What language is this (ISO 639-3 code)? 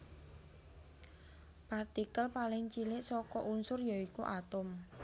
jav